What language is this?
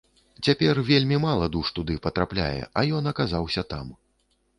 Belarusian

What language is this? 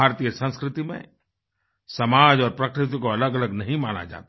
Hindi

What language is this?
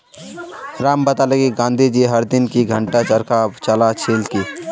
Magahi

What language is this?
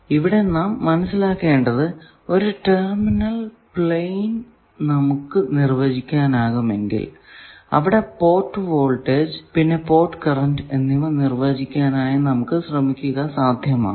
Malayalam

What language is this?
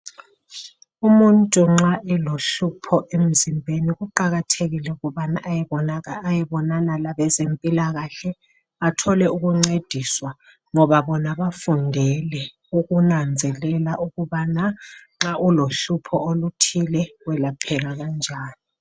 North Ndebele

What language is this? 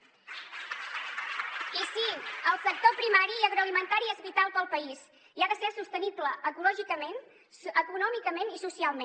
Catalan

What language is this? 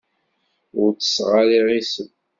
Kabyle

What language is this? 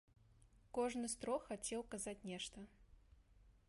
Belarusian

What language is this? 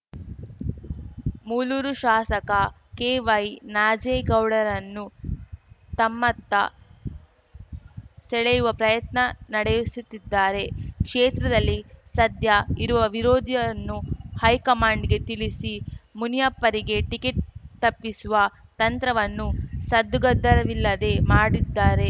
Kannada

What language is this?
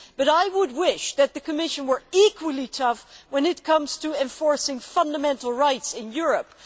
English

